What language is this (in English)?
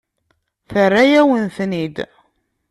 Kabyle